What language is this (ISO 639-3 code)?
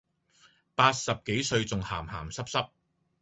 yue